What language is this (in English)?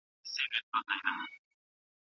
Pashto